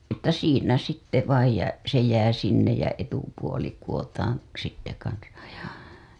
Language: Finnish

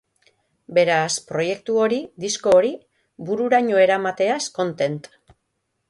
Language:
Basque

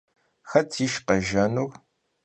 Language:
Kabardian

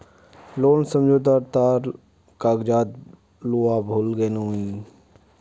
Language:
Magahi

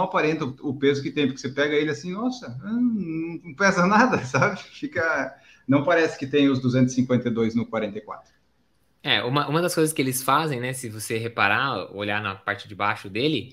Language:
Portuguese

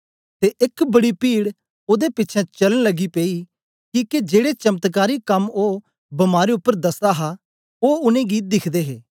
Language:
Dogri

